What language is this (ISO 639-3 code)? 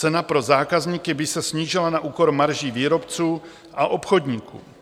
ces